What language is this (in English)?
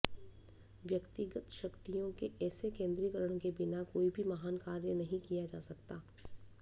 Hindi